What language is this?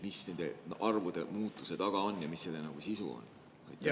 Estonian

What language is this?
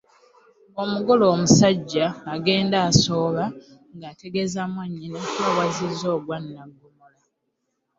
Ganda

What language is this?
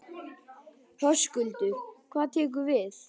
Icelandic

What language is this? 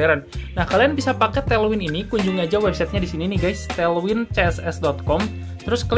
Indonesian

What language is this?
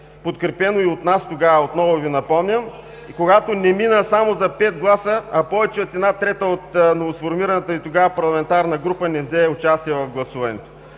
Bulgarian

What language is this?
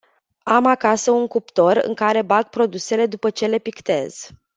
Romanian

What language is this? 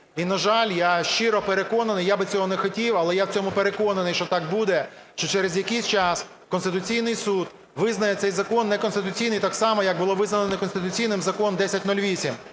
Ukrainian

